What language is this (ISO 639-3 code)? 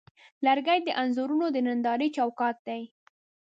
pus